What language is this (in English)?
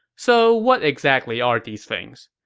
English